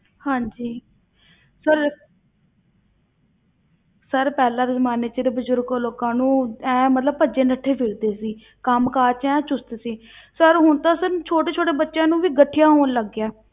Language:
Punjabi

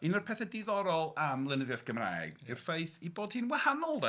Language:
Welsh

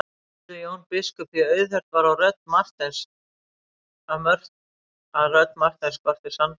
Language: Icelandic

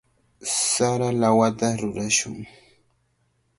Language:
Cajatambo North Lima Quechua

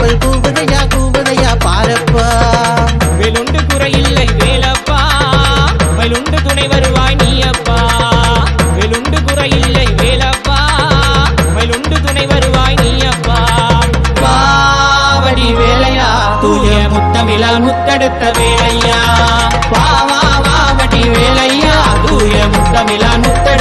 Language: Tamil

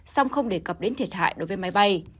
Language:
Vietnamese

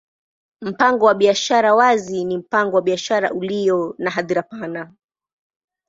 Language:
Swahili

